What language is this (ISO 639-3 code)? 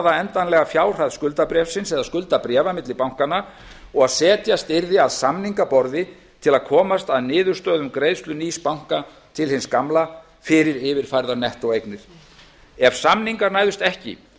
isl